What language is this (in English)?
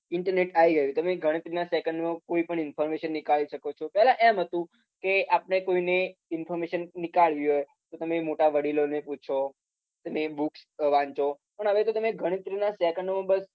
Gujarati